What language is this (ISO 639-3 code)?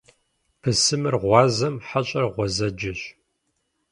kbd